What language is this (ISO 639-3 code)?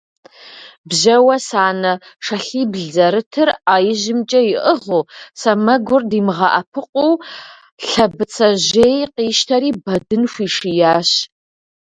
kbd